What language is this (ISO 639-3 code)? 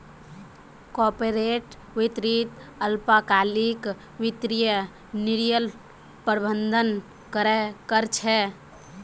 mag